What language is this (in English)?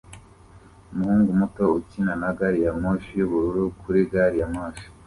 Kinyarwanda